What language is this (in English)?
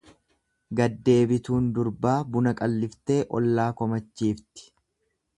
Oromo